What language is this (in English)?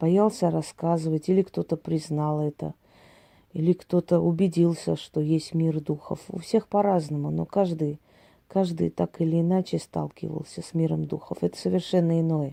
Russian